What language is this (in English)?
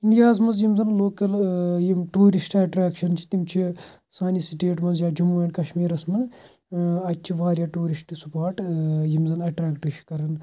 Kashmiri